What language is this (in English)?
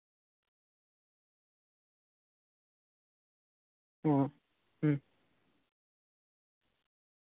Santali